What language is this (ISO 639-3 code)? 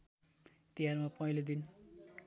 nep